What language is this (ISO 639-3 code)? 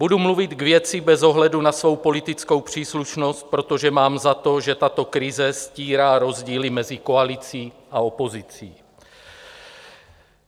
ces